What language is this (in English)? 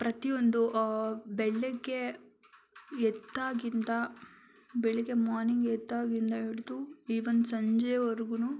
Kannada